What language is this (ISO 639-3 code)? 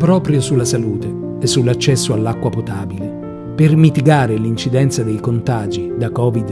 ita